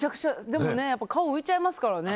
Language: Japanese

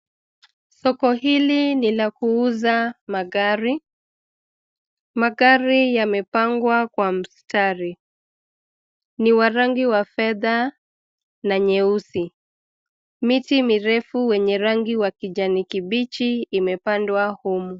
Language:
Swahili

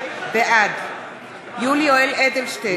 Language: Hebrew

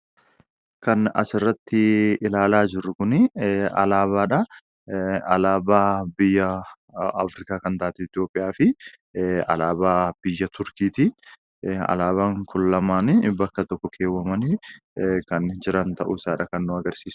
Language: Oromo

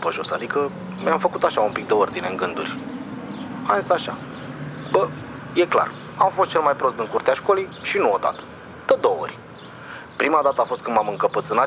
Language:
Romanian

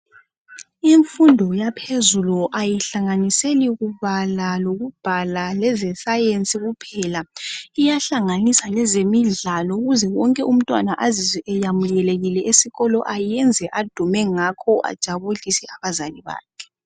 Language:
North Ndebele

